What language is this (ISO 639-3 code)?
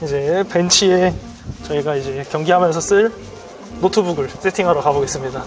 kor